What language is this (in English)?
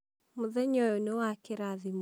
Kikuyu